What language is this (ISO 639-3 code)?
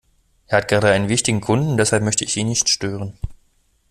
deu